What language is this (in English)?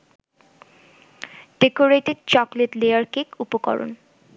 Bangla